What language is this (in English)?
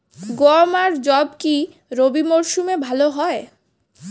Bangla